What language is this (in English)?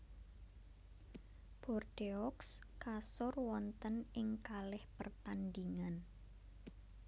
Javanese